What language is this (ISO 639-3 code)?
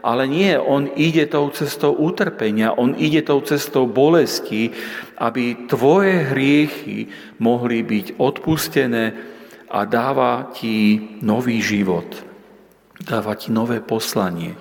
slk